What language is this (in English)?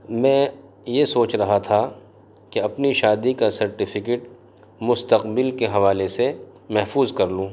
Urdu